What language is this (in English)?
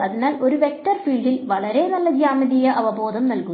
Malayalam